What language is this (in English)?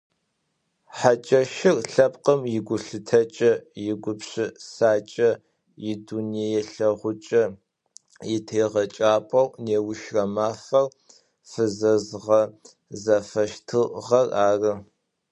Adyghe